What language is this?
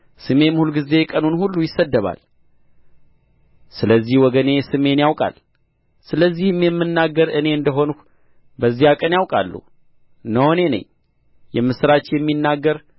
Amharic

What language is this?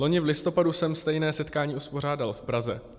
Czech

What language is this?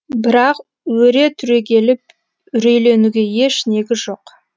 Kazakh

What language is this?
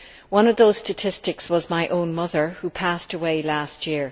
English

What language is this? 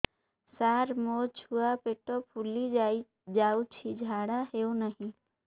Odia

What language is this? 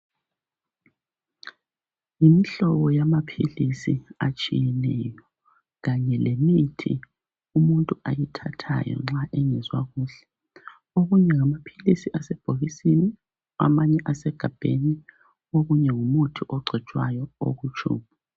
North Ndebele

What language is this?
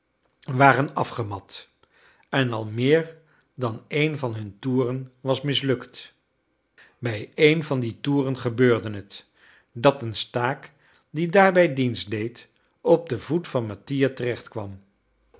Dutch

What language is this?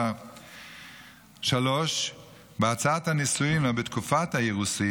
Hebrew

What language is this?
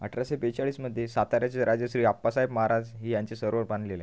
Marathi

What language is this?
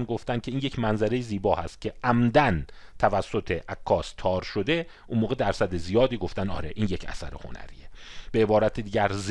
Persian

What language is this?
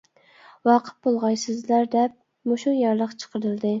Uyghur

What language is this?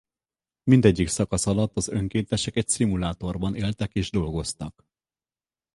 Hungarian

